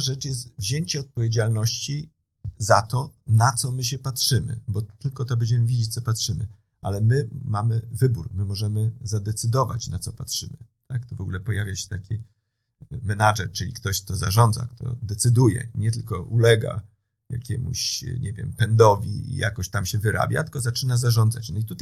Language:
Polish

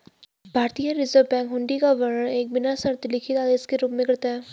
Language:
Hindi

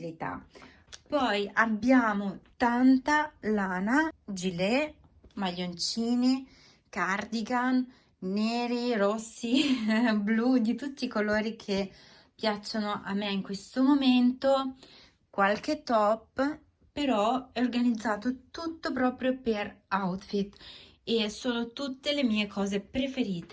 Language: Italian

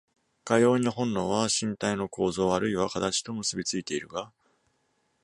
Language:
Japanese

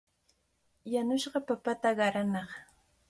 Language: Cajatambo North Lima Quechua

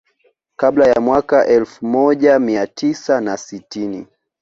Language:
Swahili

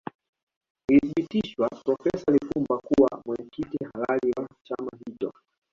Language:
Swahili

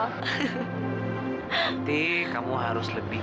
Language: Indonesian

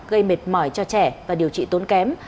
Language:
Vietnamese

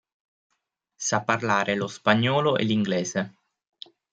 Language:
Italian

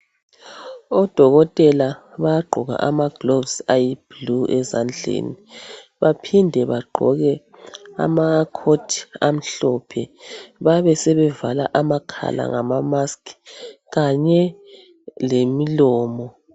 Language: North Ndebele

